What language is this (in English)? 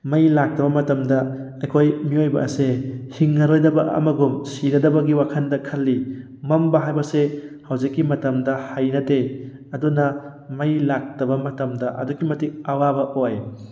Manipuri